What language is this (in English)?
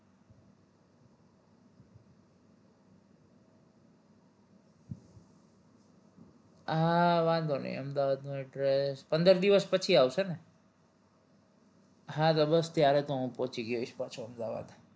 Gujarati